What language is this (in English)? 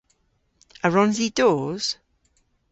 Cornish